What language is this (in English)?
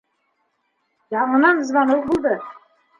Bashkir